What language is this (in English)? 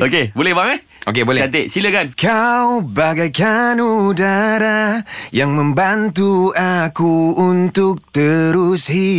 Malay